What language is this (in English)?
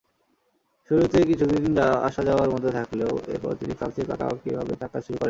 Bangla